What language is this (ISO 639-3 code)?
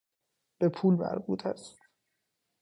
fas